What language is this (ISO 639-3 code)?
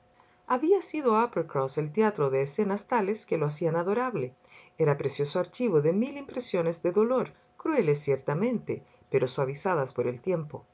spa